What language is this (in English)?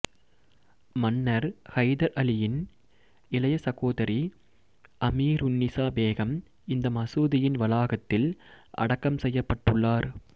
Tamil